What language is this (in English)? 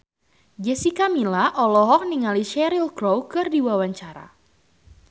Sundanese